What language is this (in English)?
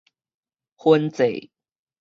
Min Nan Chinese